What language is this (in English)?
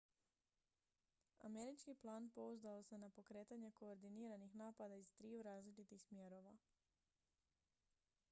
Croatian